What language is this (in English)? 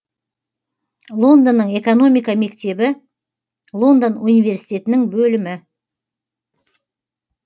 Kazakh